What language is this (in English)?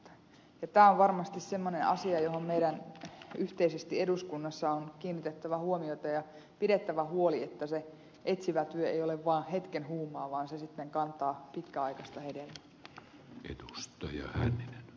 Finnish